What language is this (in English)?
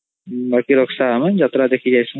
Odia